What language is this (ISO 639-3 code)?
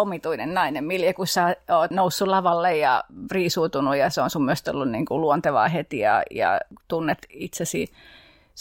fin